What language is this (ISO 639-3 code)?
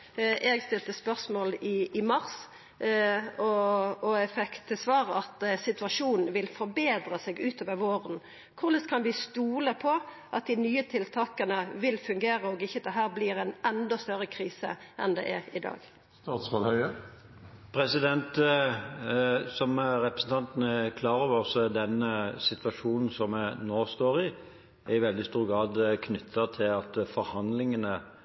nor